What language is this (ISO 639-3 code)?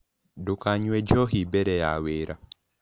kik